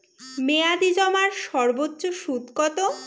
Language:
Bangla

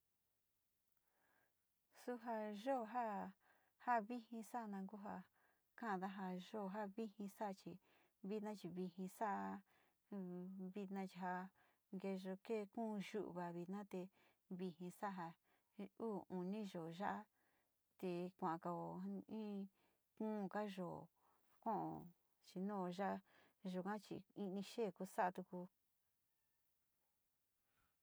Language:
Sinicahua Mixtec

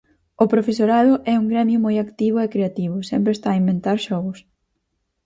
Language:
Galician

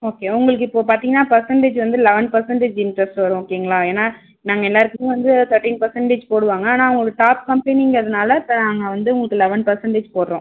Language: Tamil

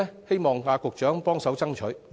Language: Cantonese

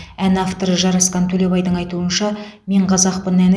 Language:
Kazakh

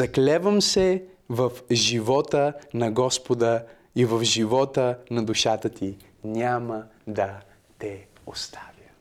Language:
Bulgarian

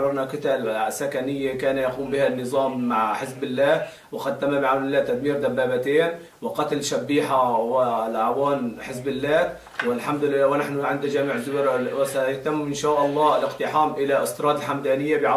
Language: Arabic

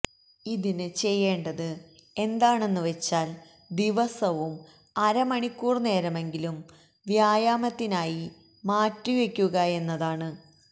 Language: Malayalam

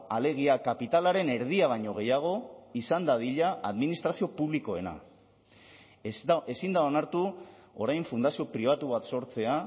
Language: Basque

